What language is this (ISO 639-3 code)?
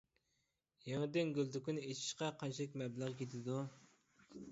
uig